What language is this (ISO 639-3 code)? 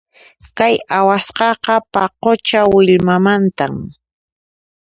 qxp